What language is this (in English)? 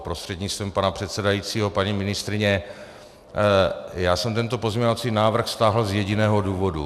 Czech